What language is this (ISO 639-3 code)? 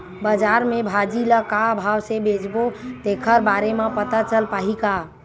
hne